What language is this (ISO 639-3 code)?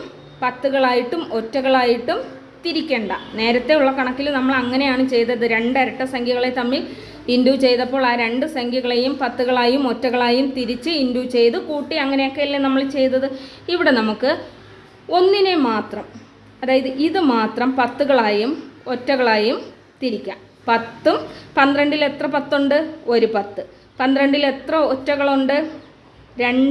mal